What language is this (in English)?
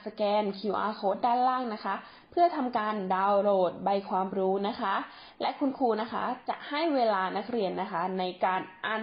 Thai